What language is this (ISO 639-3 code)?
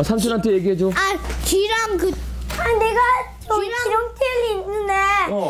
kor